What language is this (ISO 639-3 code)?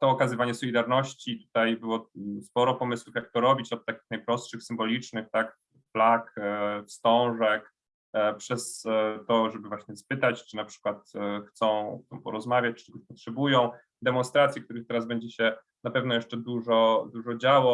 pol